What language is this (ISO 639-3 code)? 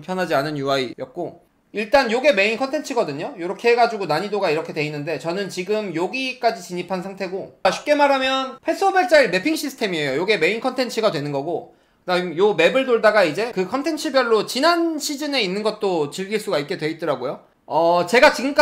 kor